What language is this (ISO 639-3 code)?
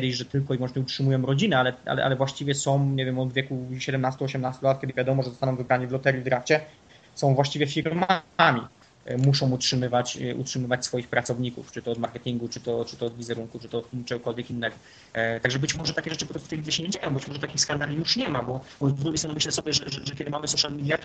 pol